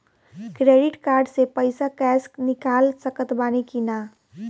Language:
Bhojpuri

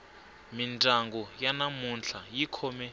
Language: Tsonga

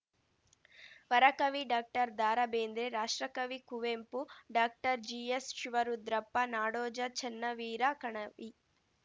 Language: Kannada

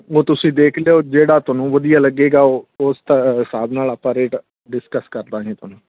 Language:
Punjabi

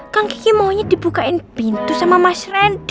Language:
Indonesian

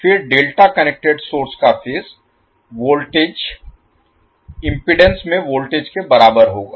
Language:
Hindi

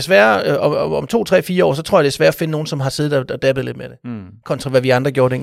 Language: Danish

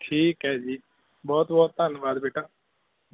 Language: Punjabi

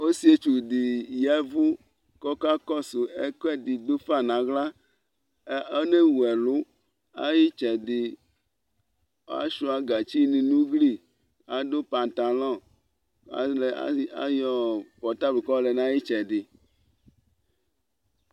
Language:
Ikposo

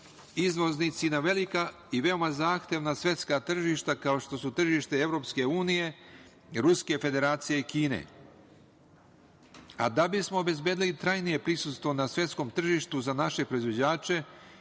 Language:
Serbian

